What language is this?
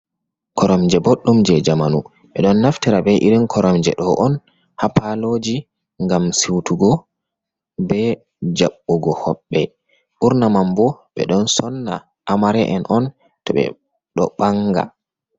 Fula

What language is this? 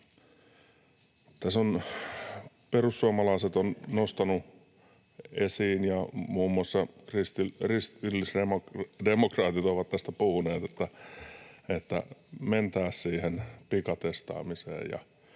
Finnish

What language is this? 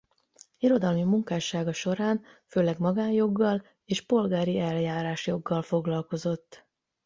Hungarian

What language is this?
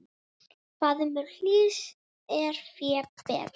Icelandic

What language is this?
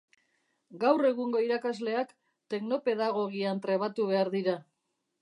Basque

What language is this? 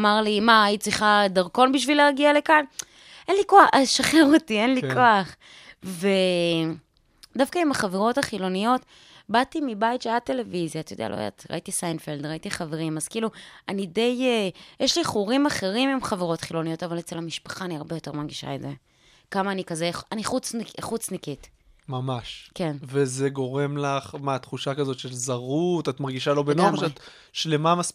Hebrew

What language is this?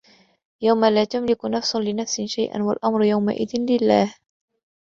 Arabic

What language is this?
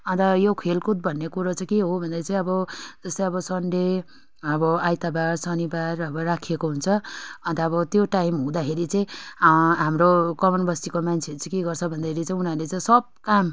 Nepali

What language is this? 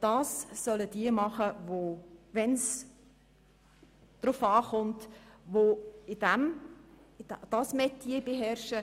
Swiss German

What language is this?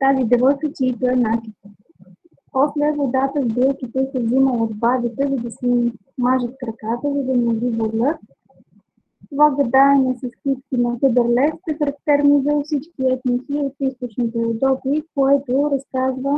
Bulgarian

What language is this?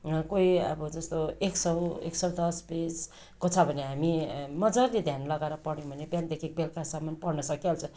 Nepali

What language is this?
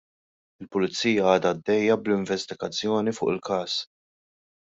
Maltese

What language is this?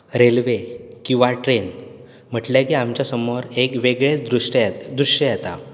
Konkani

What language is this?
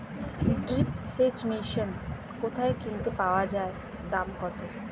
Bangla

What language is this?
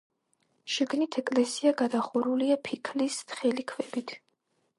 Georgian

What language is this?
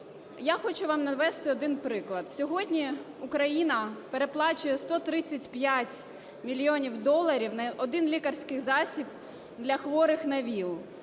Ukrainian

